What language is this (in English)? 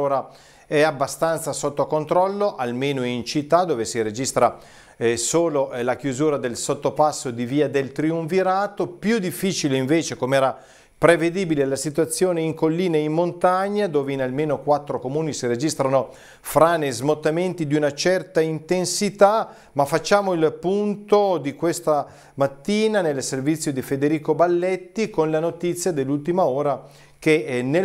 Italian